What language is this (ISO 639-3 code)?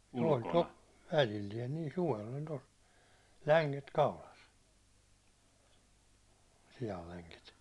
fin